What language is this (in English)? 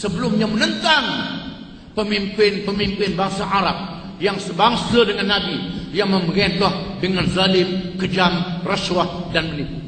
Malay